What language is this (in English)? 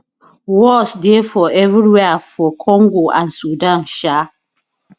Nigerian Pidgin